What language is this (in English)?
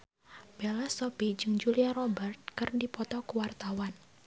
Sundanese